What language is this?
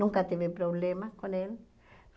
Portuguese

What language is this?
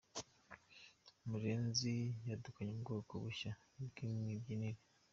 Kinyarwanda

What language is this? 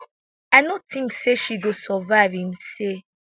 Nigerian Pidgin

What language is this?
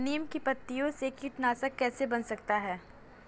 Hindi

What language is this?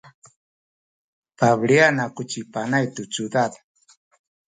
Sakizaya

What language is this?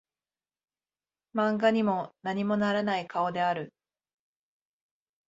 Japanese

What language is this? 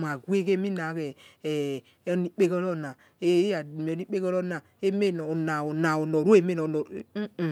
Yekhee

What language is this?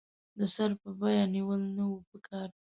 Pashto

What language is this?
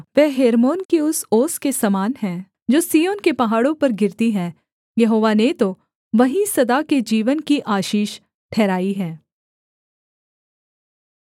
Hindi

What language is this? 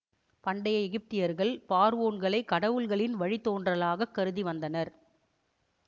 Tamil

